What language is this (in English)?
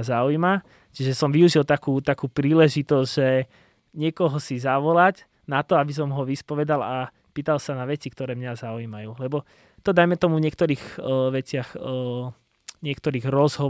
Slovak